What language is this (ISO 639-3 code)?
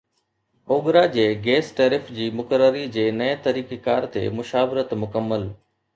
snd